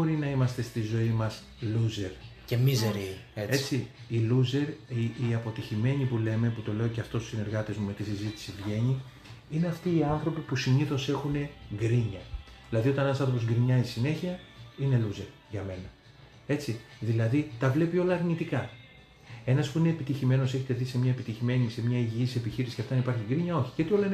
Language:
Greek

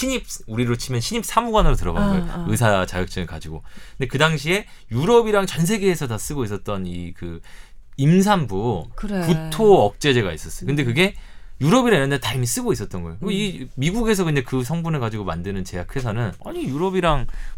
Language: Korean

